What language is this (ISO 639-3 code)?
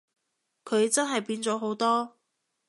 yue